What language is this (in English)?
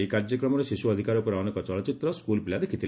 Odia